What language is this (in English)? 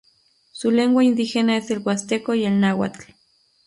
Spanish